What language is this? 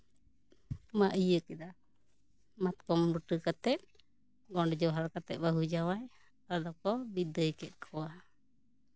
Santali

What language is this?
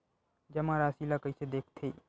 Chhattisgarhi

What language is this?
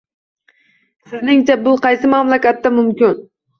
Uzbek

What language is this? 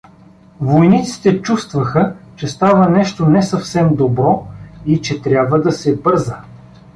Bulgarian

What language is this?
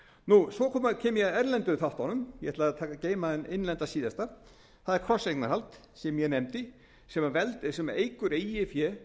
Icelandic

